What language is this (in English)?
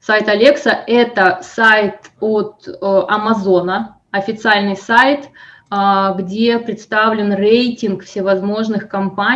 Russian